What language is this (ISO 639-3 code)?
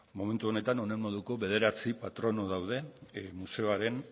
eus